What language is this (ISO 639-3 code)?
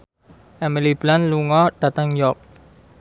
jav